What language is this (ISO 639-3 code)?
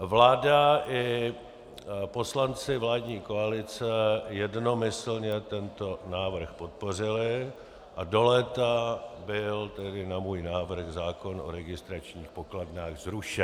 ces